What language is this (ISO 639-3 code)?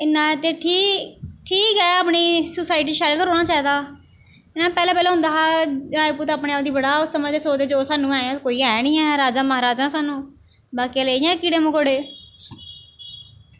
doi